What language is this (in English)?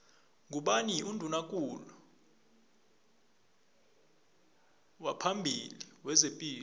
South Ndebele